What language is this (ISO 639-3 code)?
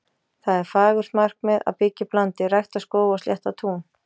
isl